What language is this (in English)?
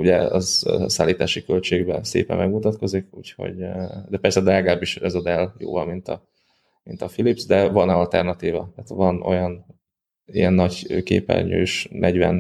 Hungarian